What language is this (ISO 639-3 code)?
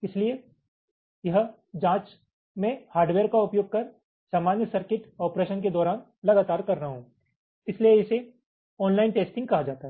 hin